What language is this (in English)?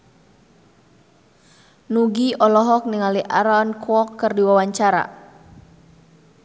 Sundanese